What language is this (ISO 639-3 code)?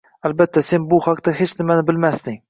uzb